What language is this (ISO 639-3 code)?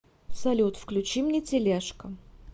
rus